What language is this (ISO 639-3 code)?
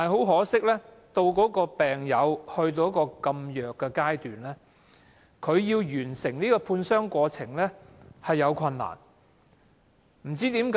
yue